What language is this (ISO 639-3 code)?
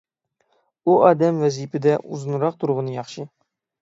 uig